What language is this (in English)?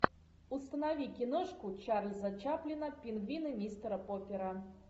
Russian